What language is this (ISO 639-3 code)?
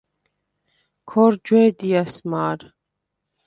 sva